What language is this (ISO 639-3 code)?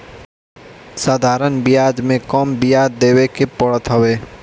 bho